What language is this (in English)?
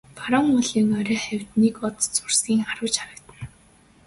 Mongolian